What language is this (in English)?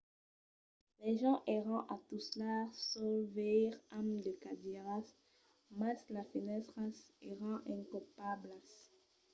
Occitan